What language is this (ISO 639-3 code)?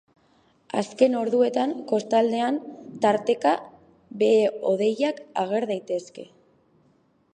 eus